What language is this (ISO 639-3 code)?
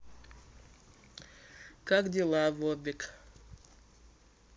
rus